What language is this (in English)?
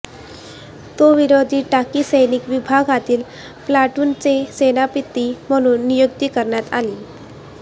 Marathi